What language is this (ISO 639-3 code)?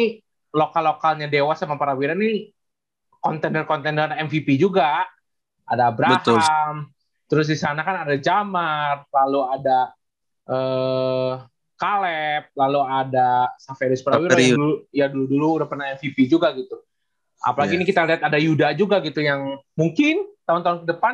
ind